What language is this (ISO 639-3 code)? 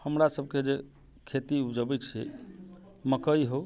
mai